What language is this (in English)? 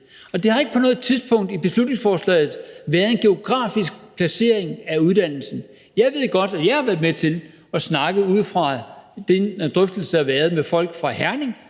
Danish